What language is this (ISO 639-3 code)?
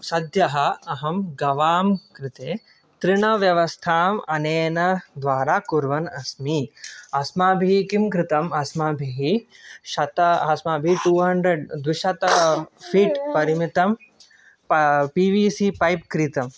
san